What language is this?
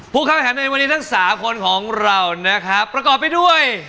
Thai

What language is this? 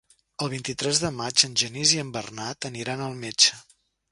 Catalan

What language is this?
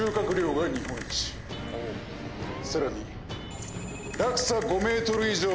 Japanese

